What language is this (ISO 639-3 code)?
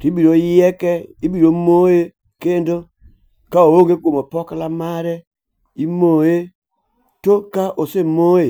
luo